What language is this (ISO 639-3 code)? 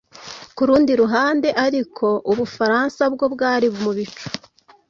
kin